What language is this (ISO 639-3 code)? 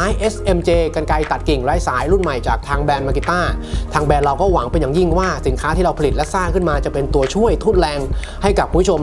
tha